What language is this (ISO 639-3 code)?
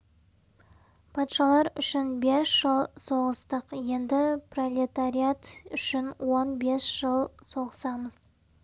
kaz